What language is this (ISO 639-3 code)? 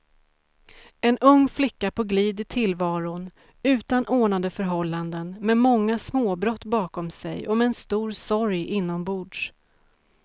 swe